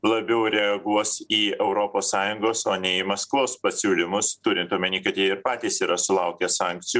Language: Lithuanian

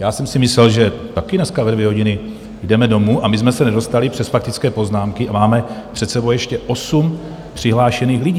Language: Czech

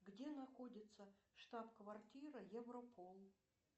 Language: Russian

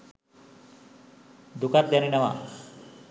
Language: Sinhala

